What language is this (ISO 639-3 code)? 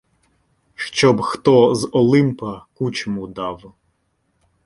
ukr